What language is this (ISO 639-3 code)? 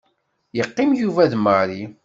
kab